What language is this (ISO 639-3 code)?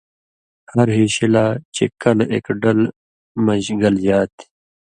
mvy